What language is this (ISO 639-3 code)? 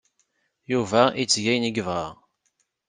kab